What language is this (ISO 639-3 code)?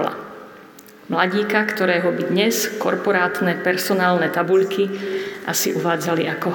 slk